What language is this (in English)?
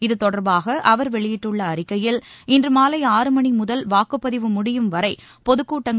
Tamil